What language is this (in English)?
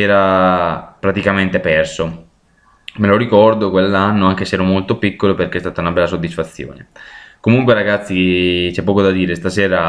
Italian